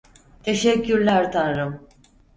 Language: Turkish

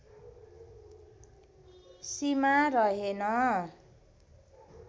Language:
Nepali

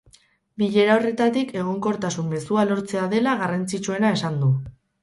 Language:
Basque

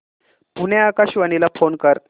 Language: Marathi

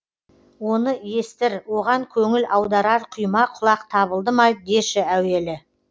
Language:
Kazakh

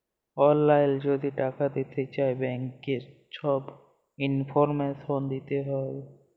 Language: Bangla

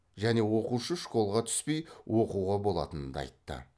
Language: Kazakh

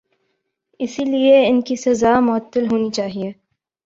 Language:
Urdu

